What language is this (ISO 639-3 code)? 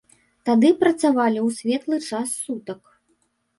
bel